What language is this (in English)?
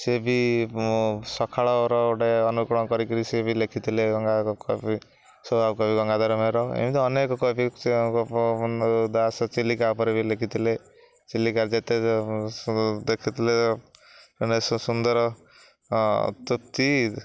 Odia